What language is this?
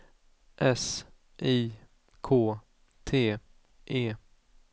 Swedish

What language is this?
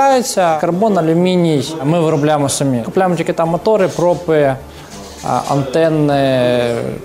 Ukrainian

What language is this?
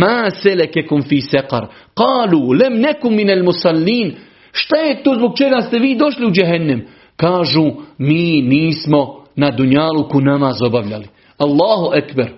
Croatian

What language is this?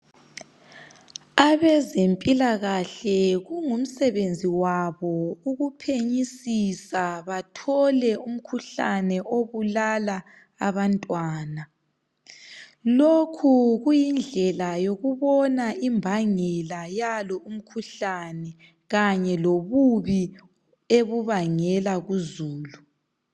North Ndebele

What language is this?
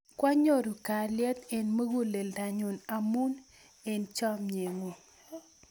Kalenjin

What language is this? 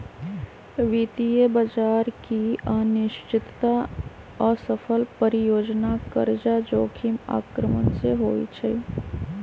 Magahi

